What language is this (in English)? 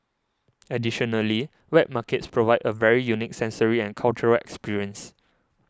English